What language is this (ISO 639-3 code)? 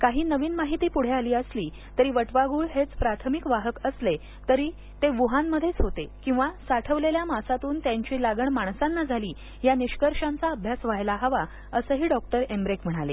mar